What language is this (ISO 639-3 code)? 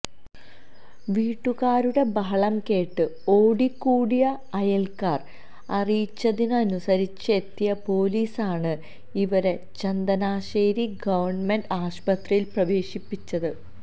mal